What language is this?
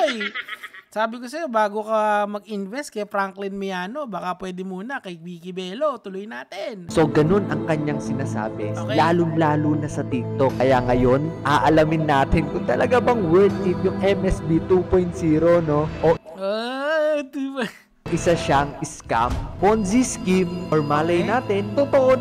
Filipino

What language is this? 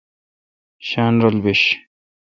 Kalkoti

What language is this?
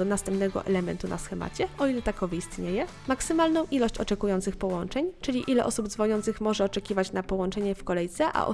Polish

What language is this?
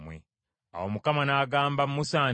Ganda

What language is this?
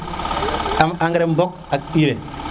Serer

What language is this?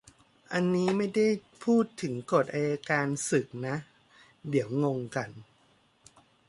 Thai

